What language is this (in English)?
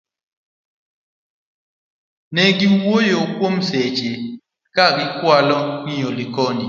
Luo (Kenya and Tanzania)